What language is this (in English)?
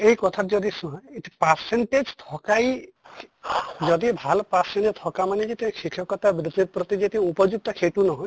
Assamese